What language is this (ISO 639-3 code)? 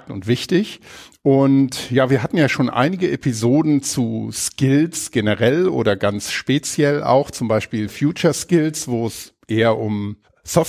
deu